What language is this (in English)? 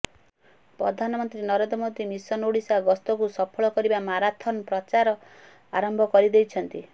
Odia